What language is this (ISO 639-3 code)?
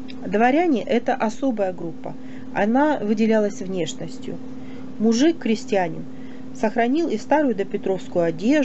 rus